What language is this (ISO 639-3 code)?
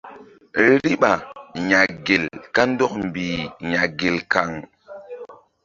mdd